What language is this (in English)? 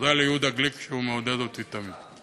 Hebrew